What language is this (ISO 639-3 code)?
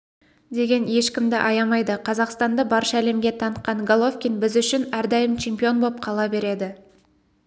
kaz